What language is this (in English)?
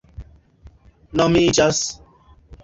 Esperanto